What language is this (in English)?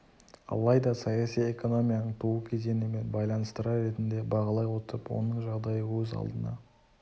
Kazakh